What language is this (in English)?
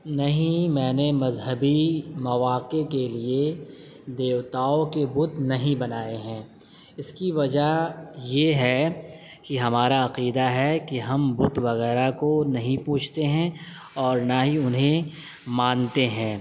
Urdu